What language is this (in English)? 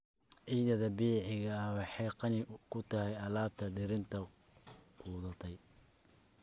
Somali